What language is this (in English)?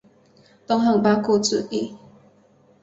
Chinese